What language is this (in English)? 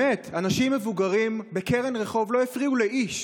Hebrew